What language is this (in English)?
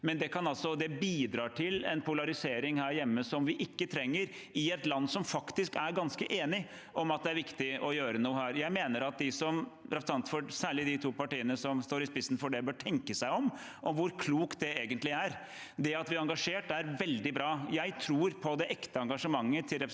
Norwegian